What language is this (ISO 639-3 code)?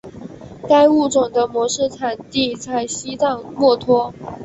zho